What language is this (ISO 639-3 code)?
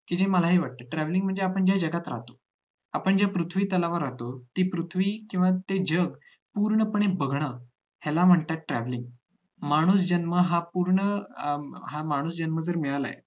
mar